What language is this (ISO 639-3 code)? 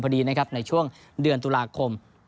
tha